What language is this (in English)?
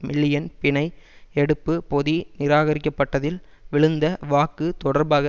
Tamil